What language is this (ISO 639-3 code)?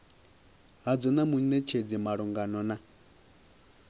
ven